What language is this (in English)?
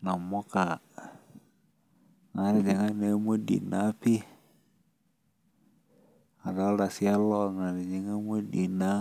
Masai